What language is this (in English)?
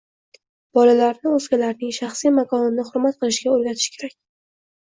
Uzbek